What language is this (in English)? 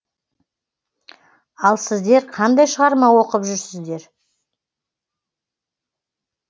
Kazakh